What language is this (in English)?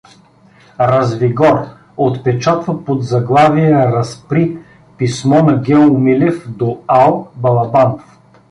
Bulgarian